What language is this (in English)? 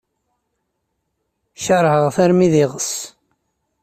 Kabyle